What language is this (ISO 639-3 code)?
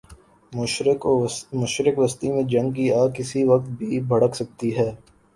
urd